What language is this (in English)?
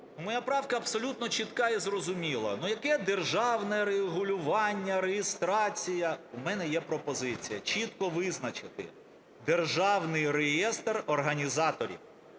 Ukrainian